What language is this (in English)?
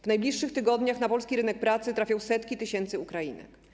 Polish